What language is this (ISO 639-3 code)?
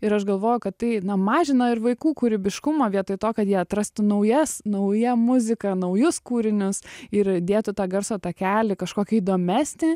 lit